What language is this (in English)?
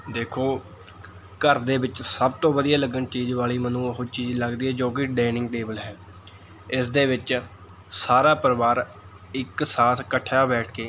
Punjabi